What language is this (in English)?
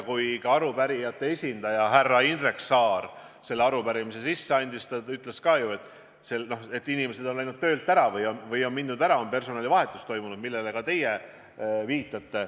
Estonian